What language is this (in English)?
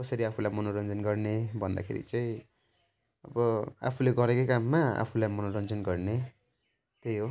Nepali